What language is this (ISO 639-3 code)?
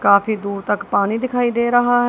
hin